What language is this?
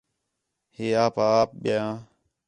Khetrani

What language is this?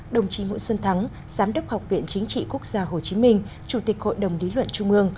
Vietnamese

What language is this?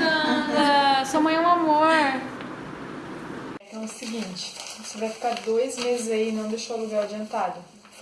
Portuguese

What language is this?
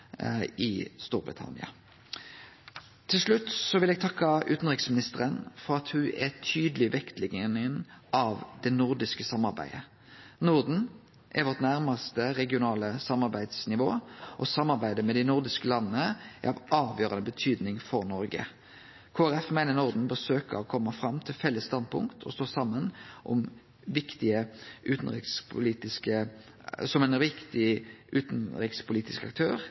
Norwegian Nynorsk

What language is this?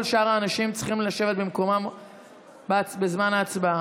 Hebrew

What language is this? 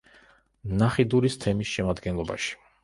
Georgian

